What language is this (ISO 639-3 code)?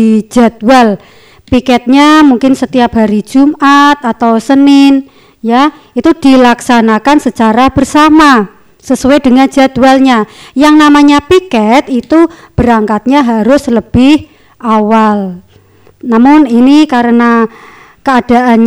ind